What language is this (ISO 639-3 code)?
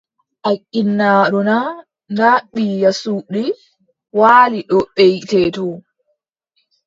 fub